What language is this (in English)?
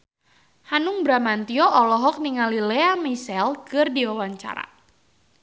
Sundanese